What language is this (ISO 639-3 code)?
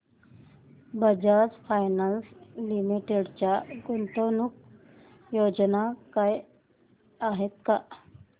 mar